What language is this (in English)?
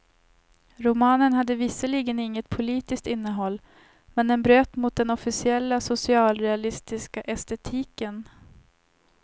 Swedish